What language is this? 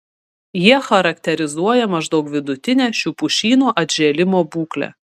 Lithuanian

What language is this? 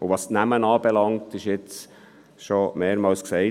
Swiss German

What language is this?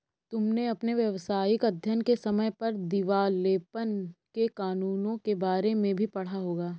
Hindi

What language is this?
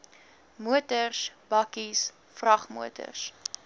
Afrikaans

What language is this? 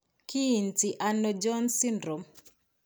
Kalenjin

